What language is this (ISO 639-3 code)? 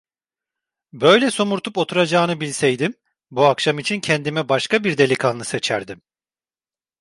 tur